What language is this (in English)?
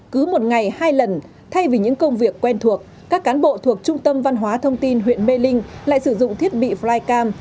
Vietnamese